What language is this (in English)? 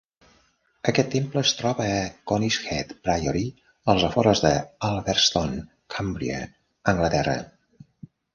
Catalan